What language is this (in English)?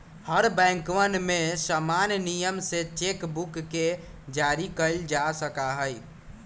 Magahi